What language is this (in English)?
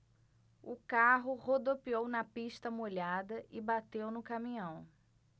Portuguese